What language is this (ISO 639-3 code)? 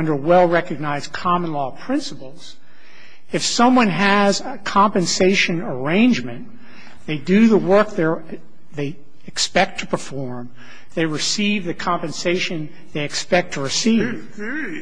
eng